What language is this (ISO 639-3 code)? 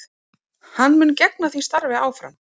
isl